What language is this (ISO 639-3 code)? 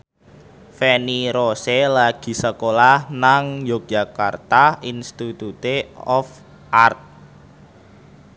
jav